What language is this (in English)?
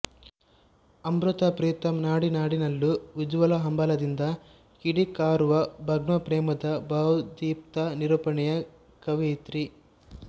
Kannada